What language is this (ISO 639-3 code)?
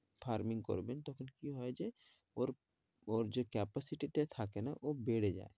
ben